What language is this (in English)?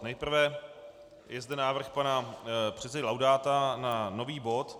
Czech